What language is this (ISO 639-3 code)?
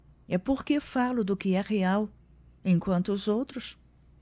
por